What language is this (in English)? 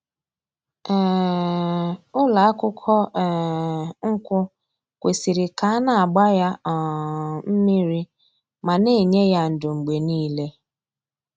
Igbo